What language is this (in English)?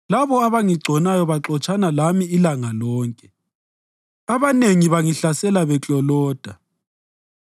North Ndebele